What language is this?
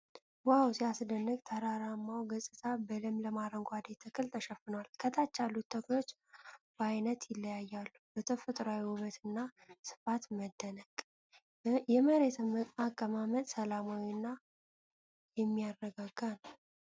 Amharic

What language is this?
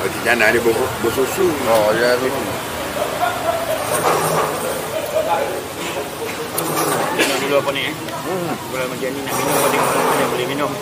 Malay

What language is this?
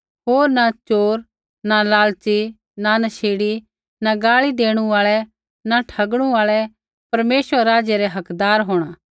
Kullu Pahari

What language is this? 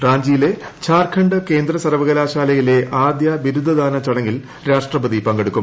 Malayalam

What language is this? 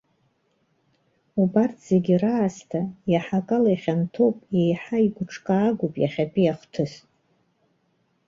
Abkhazian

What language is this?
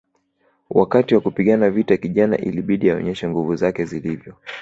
Swahili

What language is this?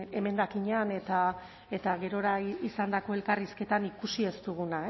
Basque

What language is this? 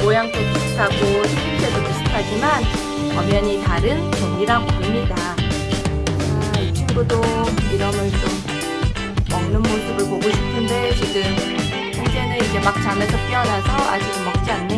Korean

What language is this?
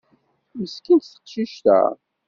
Kabyle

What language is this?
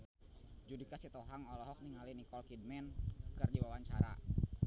Sundanese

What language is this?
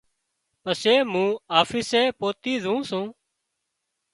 Wadiyara Koli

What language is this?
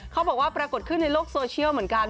Thai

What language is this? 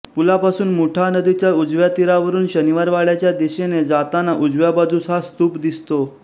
Marathi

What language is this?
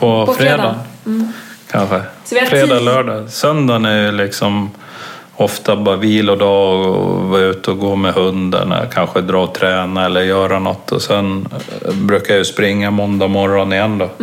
Swedish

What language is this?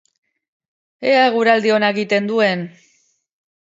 Basque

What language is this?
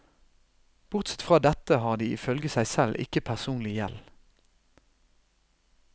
Norwegian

